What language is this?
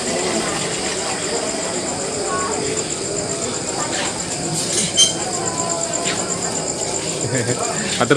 Indonesian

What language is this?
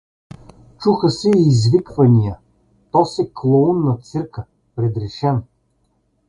Bulgarian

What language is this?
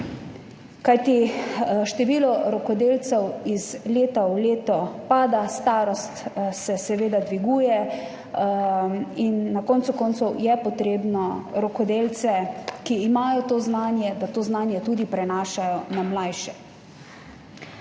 Slovenian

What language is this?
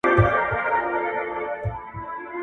Pashto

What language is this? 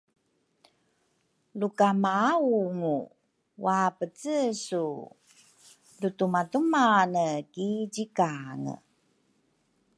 Rukai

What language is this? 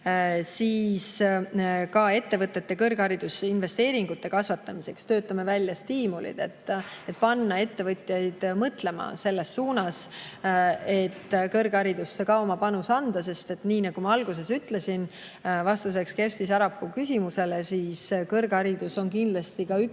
Estonian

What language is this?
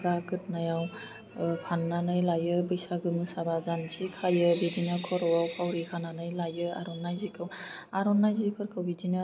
Bodo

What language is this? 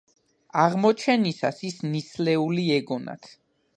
Georgian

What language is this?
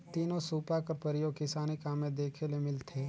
Chhattisgarhi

